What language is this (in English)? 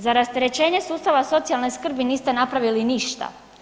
Croatian